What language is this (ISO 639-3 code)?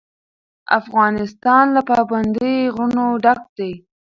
pus